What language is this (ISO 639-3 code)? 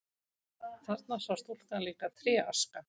isl